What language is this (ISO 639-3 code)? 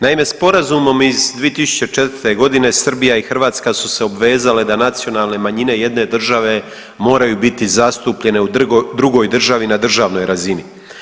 hrv